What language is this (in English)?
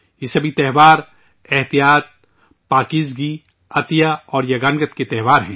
Urdu